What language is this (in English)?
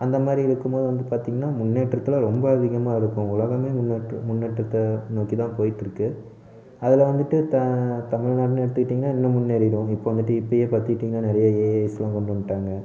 Tamil